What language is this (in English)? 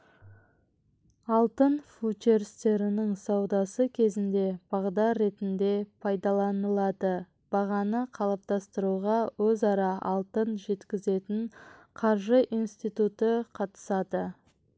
Kazakh